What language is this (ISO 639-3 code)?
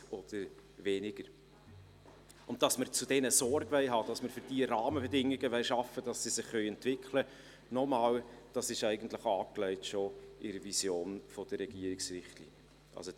gsw